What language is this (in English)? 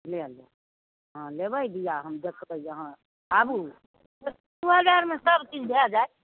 Maithili